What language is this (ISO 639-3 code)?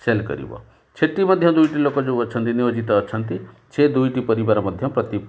ori